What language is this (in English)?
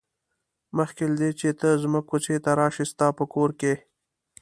Pashto